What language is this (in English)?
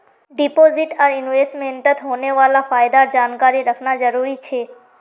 Magahi